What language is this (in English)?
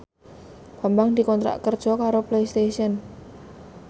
Javanese